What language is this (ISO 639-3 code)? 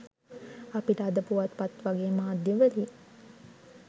sin